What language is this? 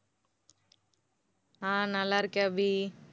Tamil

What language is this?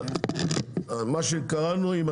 Hebrew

